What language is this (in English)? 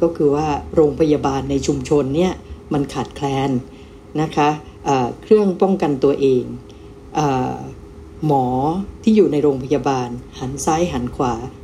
Thai